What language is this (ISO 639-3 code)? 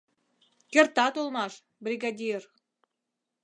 chm